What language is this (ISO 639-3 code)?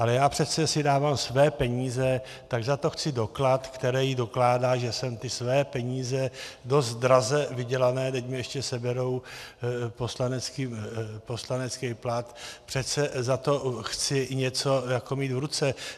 ces